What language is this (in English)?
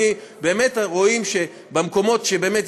Hebrew